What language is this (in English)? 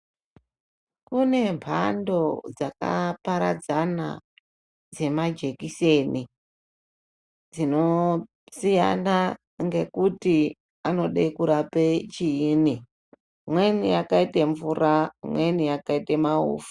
Ndau